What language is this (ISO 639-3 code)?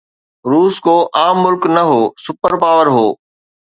snd